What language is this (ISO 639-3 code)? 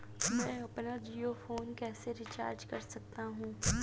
hin